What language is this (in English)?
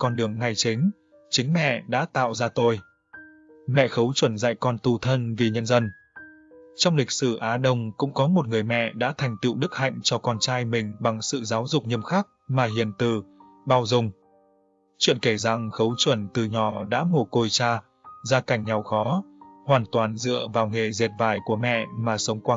Vietnamese